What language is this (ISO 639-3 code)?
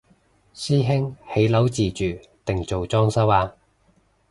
yue